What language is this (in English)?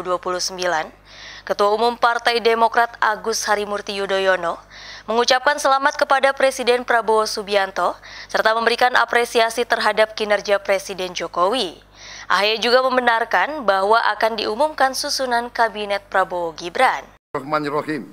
Indonesian